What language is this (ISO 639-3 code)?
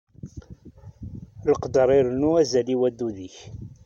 kab